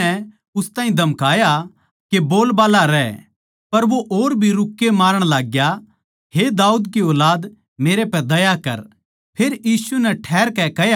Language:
Haryanvi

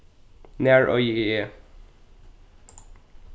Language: Faroese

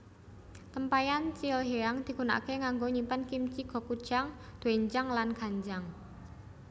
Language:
Javanese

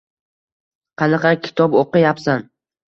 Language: Uzbek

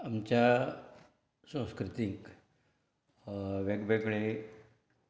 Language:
Konkani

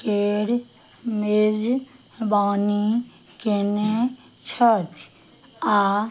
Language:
Maithili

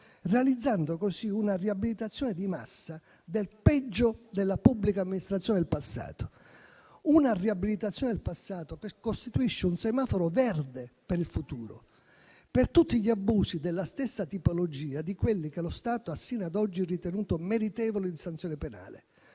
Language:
Italian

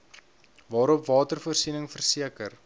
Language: Afrikaans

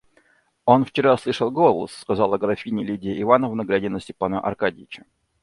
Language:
Russian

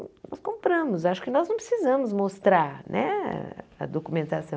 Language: Portuguese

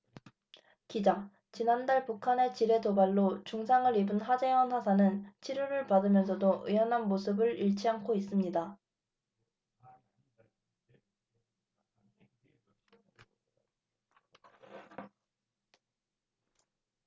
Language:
Korean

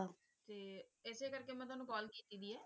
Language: Punjabi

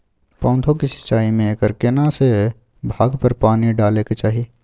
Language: Maithili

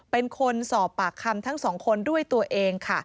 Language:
Thai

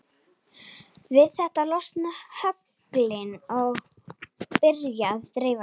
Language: Icelandic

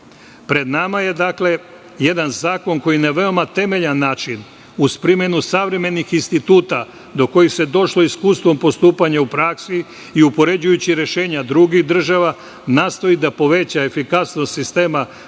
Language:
Serbian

